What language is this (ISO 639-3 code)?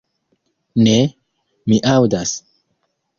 epo